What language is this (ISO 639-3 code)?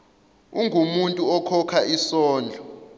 zul